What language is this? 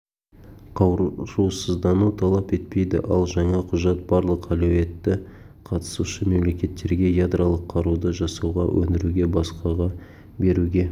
Kazakh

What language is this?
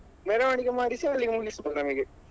Kannada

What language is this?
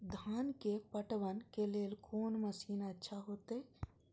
Maithili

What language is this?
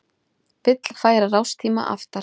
Icelandic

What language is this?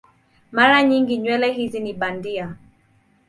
Swahili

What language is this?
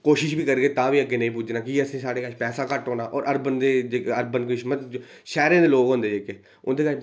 Dogri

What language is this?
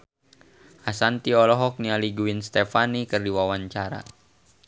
Sundanese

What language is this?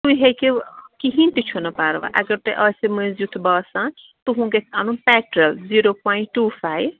Kashmiri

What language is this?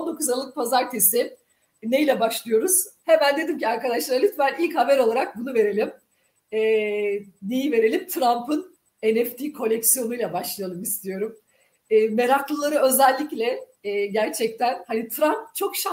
Turkish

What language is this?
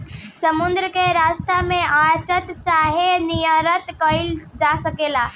Bhojpuri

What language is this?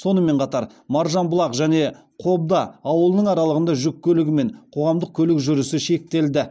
Kazakh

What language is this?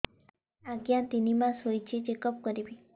Odia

